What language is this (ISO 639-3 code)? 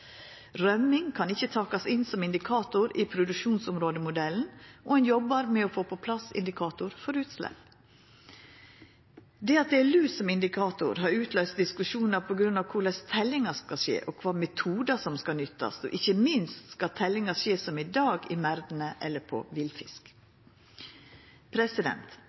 nno